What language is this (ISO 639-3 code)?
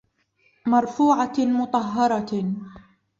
ara